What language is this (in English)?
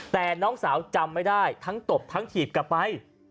Thai